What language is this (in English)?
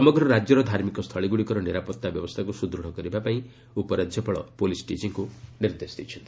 Odia